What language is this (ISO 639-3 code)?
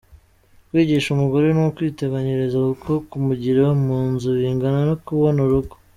kin